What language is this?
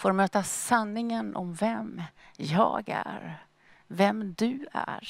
Swedish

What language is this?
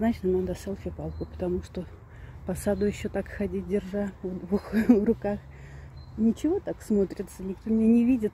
Russian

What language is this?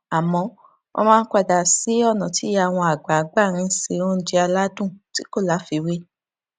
Yoruba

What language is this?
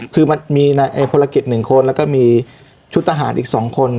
Thai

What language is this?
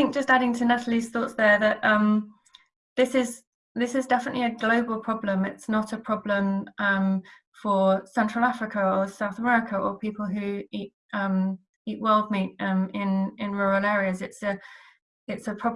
English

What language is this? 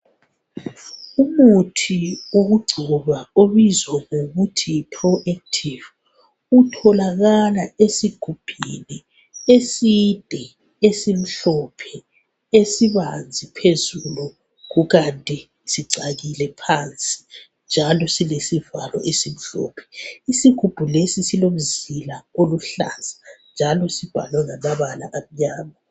North Ndebele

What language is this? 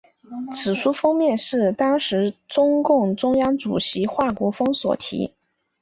Chinese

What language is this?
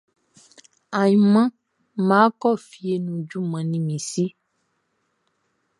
Baoulé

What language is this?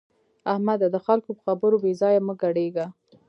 Pashto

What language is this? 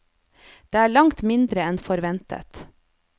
Norwegian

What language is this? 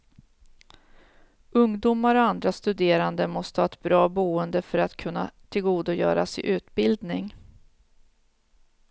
Swedish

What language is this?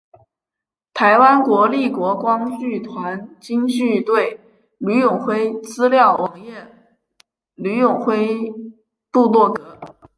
Chinese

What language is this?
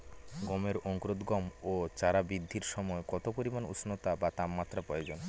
Bangla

